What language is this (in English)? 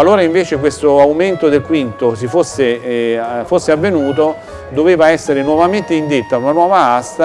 Italian